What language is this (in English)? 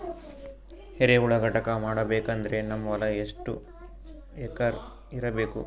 Kannada